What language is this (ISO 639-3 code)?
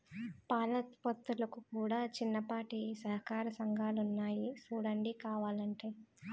tel